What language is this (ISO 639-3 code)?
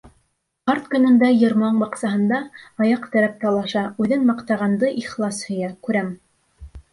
bak